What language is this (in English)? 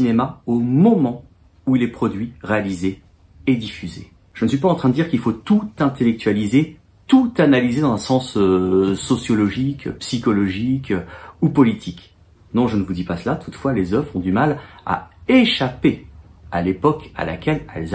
French